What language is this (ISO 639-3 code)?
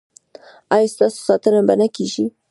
pus